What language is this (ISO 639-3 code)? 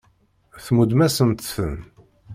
kab